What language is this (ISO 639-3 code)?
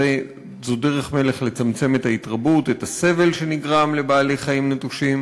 heb